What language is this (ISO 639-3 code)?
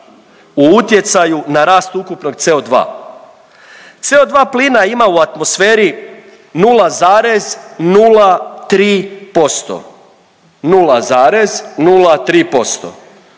hrv